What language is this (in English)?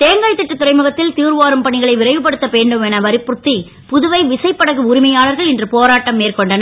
Tamil